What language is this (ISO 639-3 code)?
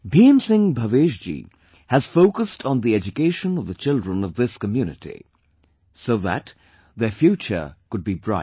eng